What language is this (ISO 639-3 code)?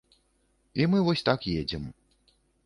bel